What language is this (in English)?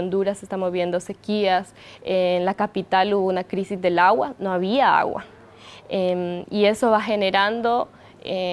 Spanish